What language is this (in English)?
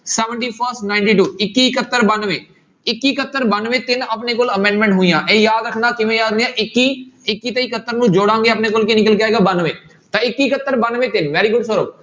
Punjabi